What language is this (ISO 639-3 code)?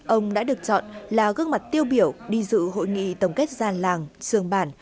vie